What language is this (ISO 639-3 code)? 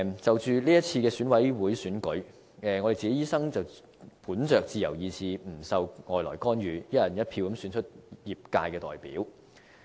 yue